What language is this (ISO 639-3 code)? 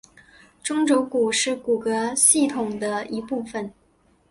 zho